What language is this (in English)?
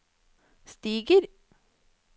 Norwegian